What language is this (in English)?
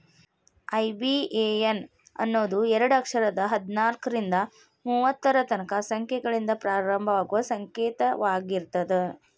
Kannada